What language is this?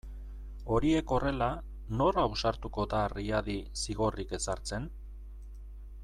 Basque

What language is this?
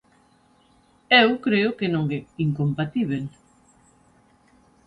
Galician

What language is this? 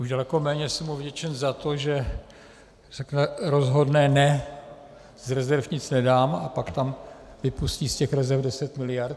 Czech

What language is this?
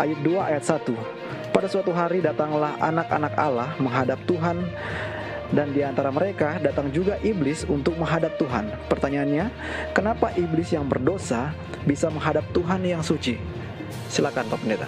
Indonesian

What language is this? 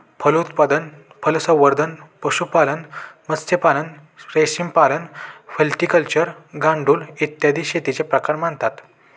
Marathi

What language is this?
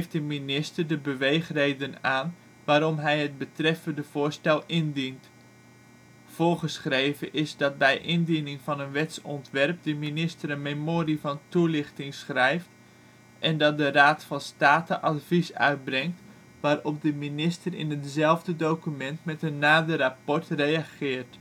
Dutch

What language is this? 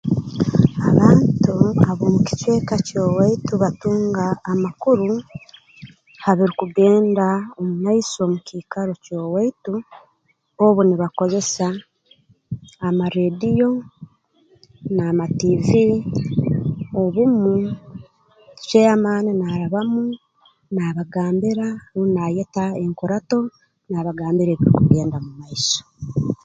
Tooro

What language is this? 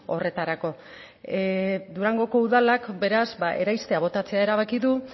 Basque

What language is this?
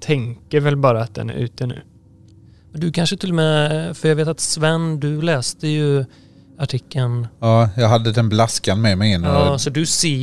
Swedish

